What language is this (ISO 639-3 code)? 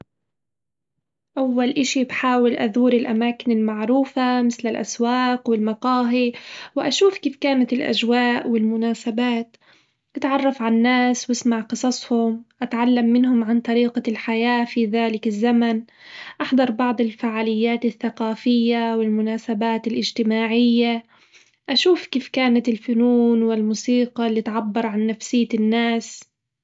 acw